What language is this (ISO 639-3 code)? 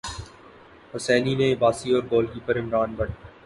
urd